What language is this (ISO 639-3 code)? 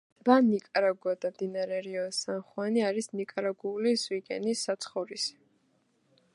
kat